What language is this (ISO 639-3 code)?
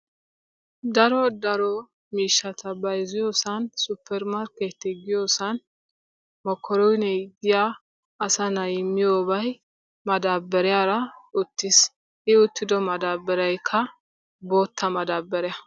wal